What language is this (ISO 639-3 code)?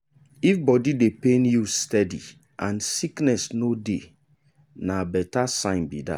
pcm